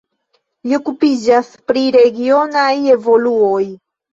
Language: Esperanto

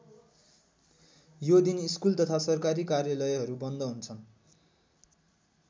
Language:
Nepali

